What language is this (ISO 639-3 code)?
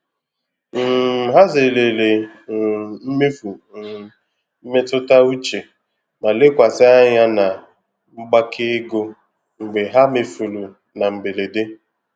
ibo